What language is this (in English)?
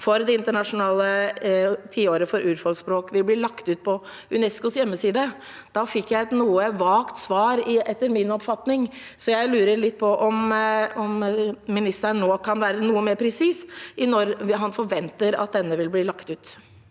Norwegian